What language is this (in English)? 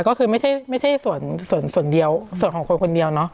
Thai